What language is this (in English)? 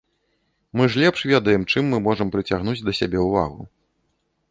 Belarusian